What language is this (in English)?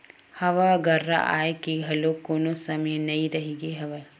Chhattisgarhi